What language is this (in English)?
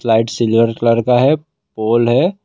Hindi